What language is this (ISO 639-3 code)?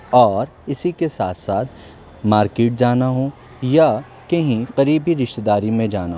urd